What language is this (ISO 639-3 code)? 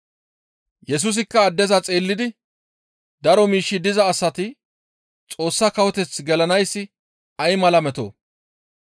gmv